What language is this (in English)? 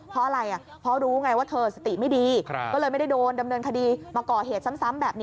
Thai